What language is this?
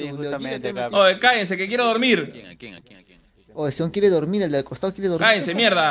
Spanish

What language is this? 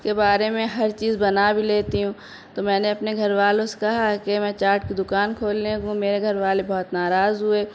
Urdu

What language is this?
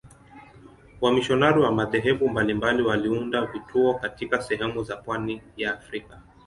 Swahili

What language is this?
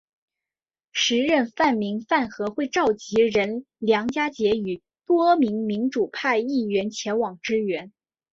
Chinese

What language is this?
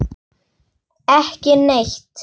Icelandic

